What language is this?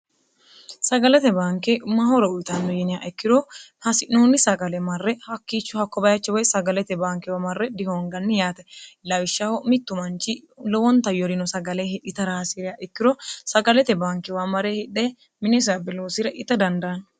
Sidamo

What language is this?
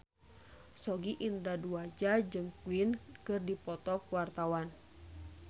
Sundanese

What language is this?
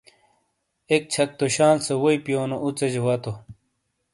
Shina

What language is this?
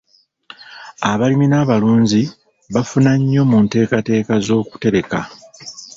Ganda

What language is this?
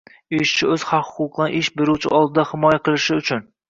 Uzbek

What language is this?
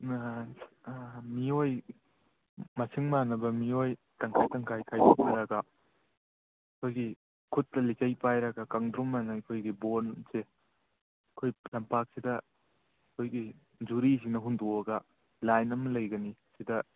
Manipuri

